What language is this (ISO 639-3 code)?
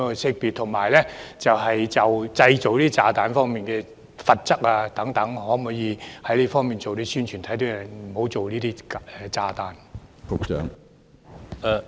yue